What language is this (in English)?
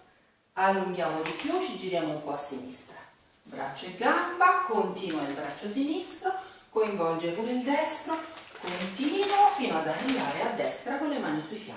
Italian